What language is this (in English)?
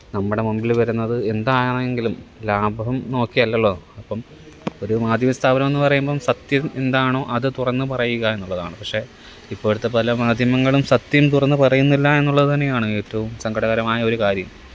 Malayalam